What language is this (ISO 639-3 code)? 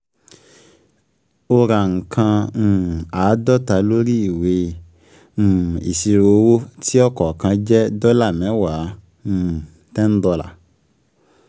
yor